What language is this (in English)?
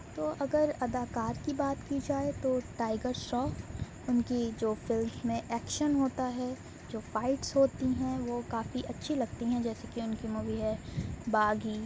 Urdu